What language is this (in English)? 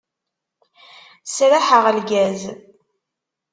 Kabyle